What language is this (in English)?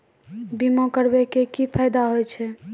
Maithili